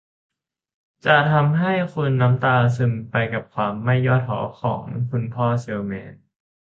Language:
Thai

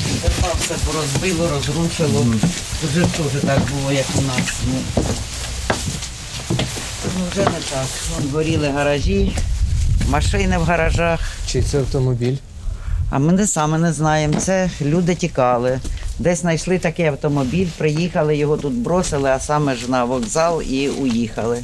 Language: Ukrainian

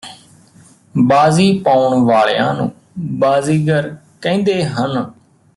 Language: Punjabi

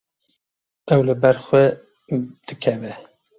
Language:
Kurdish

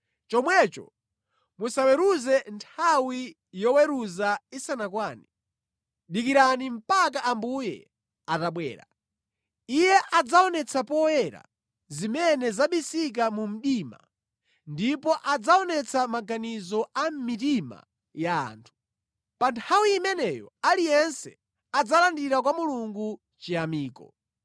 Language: Nyanja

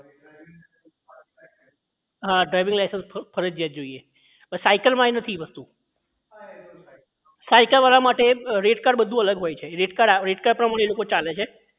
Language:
Gujarati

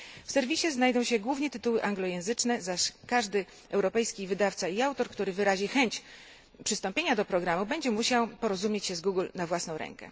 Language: Polish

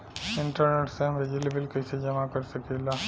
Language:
Bhojpuri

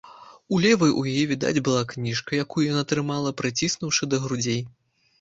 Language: Belarusian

